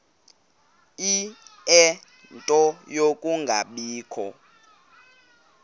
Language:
Xhosa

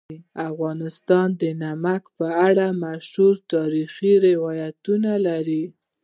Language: Pashto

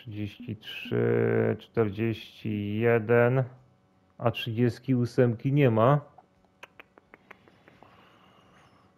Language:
Polish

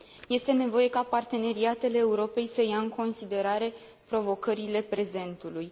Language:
Romanian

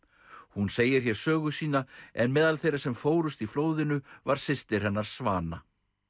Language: Icelandic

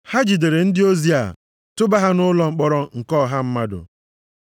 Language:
Igbo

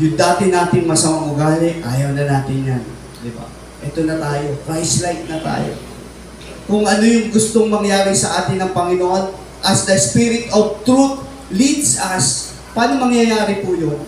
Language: Filipino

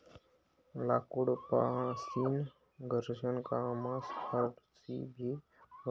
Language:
Marathi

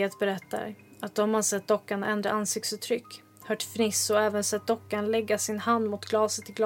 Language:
Swedish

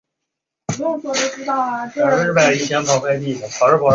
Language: Chinese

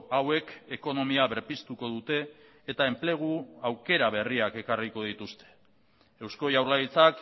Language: Basque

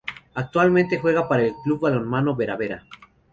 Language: Spanish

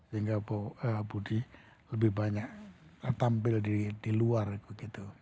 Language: Indonesian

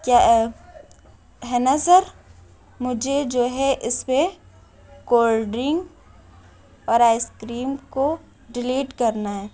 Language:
Urdu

